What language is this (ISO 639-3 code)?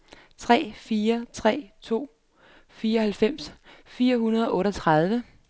dan